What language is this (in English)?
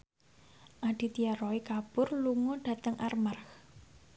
Javanese